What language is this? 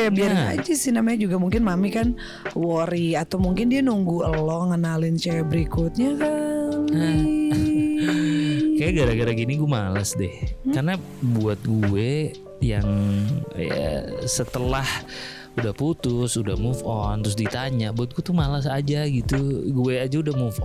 Indonesian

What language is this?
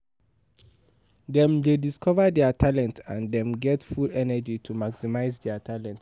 Nigerian Pidgin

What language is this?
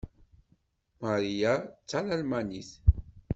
Kabyle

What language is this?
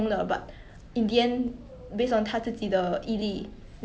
English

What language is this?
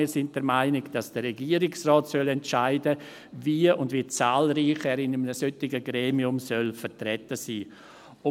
Swiss German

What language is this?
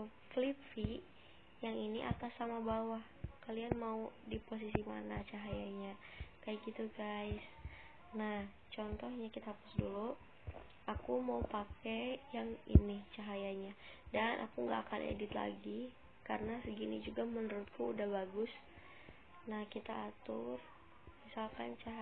Indonesian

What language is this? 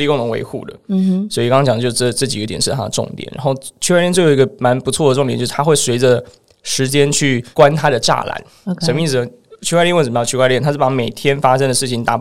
Chinese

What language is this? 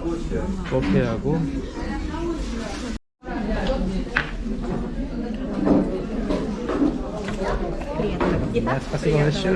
Korean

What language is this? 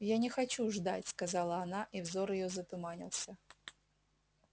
Russian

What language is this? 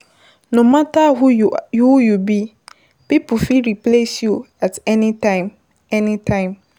Nigerian Pidgin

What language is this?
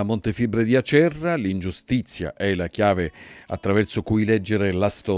Italian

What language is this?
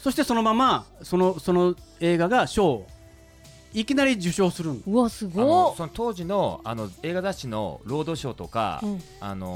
Japanese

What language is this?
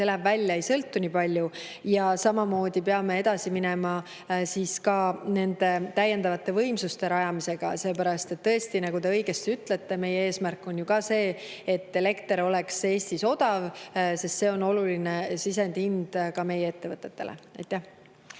Estonian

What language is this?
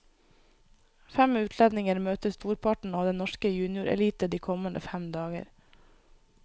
Norwegian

